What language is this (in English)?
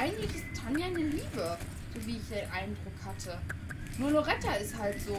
German